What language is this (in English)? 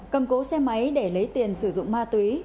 Vietnamese